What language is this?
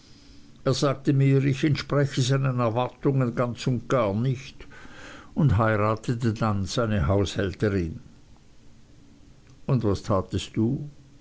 German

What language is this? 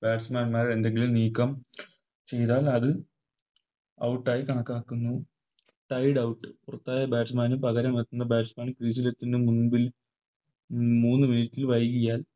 Malayalam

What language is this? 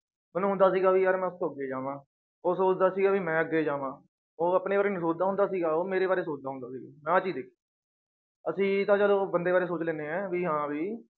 Punjabi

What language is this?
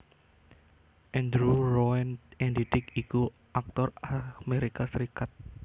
Javanese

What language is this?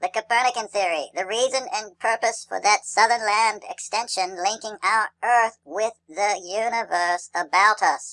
English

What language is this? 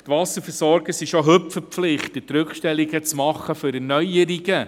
Swiss German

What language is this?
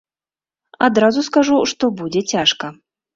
Belarusian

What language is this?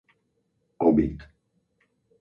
Slovak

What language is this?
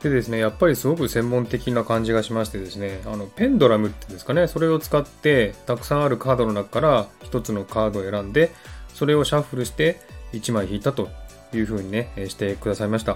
Japanese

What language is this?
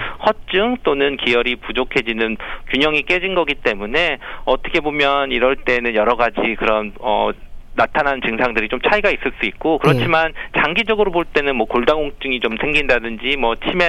Korean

